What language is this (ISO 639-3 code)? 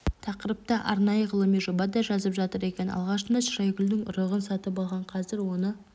kaz